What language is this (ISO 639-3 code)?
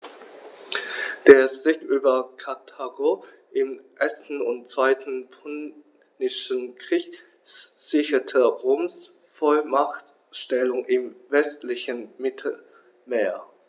deu